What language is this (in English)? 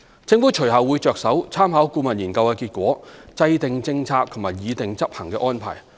Cantonese